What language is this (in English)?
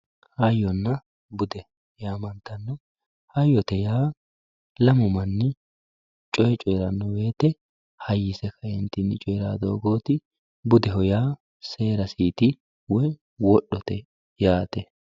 Sidamo